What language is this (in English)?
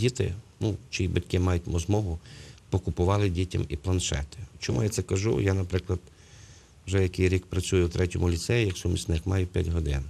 Ukrainian